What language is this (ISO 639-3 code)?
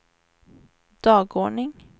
swe